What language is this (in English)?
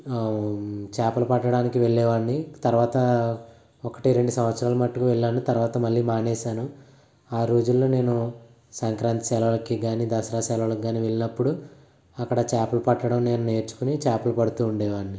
Telugu